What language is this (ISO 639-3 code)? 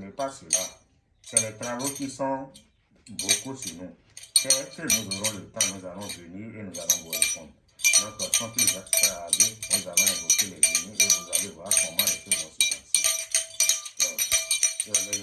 fra